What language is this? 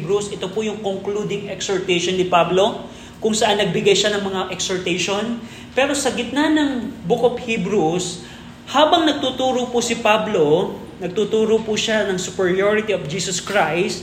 Filipino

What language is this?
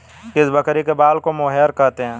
Hindi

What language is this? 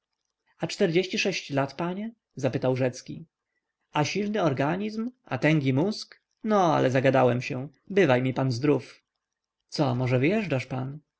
Polish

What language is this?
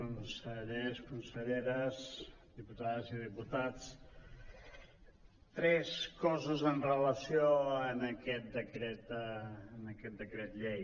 Catalan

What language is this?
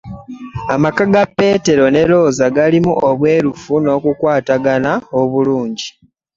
Ganda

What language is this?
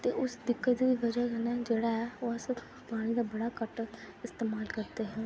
Dogri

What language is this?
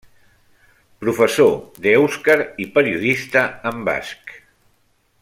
Catalan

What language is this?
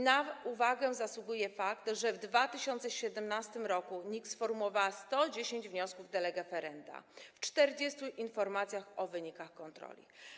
Polish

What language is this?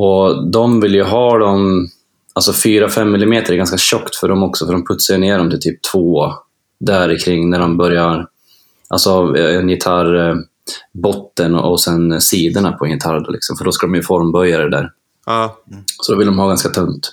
Swedish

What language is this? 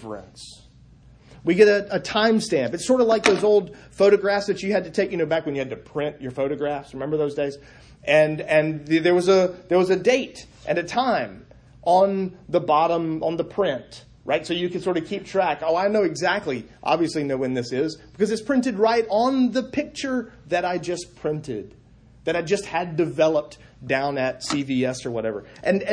English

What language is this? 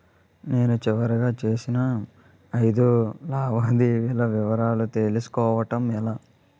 Telugu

